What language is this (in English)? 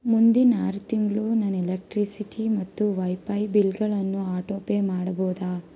Kannada